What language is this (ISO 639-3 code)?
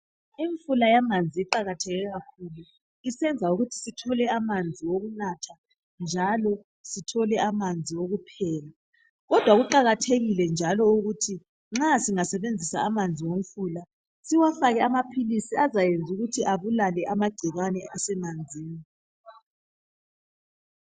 nde